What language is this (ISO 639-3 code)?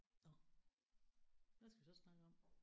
dan